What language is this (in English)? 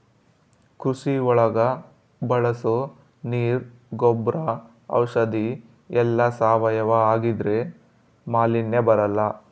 Kannada